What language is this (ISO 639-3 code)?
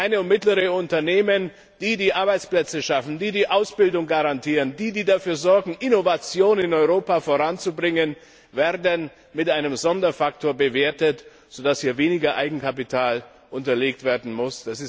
deu